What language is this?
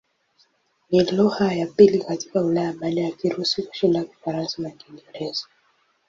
Swahili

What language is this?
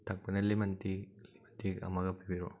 Manipuri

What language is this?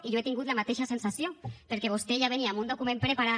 Catalan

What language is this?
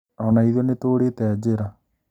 Kikuyu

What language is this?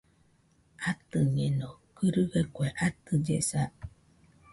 Nüpode Huitoto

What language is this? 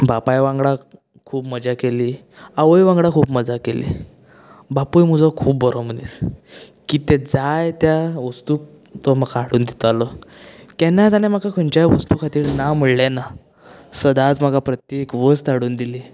Konkani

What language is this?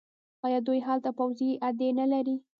Pashto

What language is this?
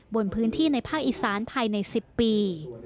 Thai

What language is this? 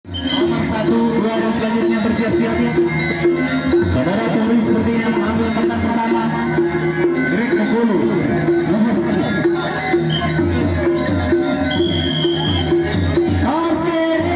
Indonesian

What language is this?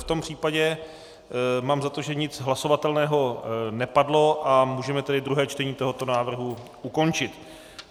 Czech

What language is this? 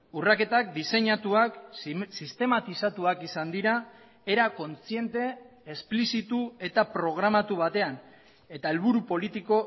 Basque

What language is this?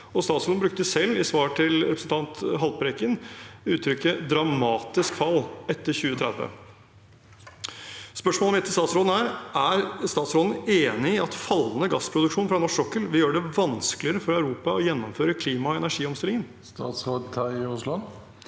Norwegian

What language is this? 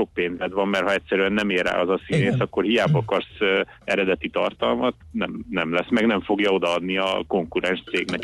Hungarian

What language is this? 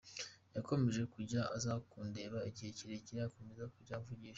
Kinyarwanda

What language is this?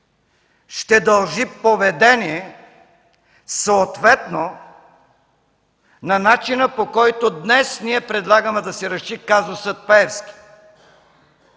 Bulgarian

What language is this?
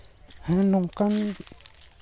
Santali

